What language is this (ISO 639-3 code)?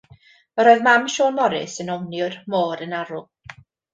cym